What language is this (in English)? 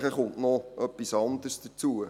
Swiss German